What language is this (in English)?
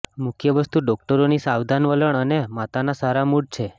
Gujarati